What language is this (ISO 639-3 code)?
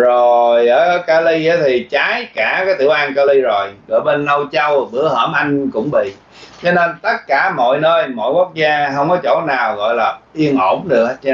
vie